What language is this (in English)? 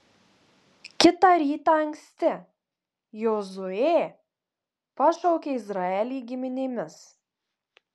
Lithuanian